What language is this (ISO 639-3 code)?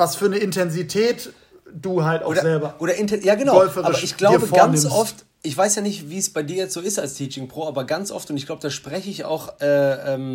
deu